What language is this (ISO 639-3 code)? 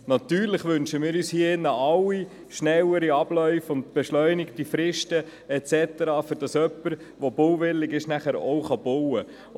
gsw